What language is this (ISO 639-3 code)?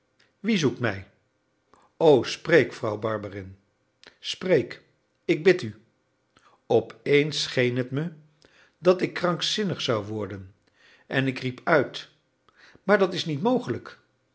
nld